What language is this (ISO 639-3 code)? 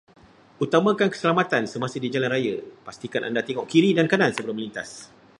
msa